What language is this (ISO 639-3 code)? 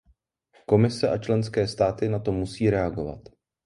ces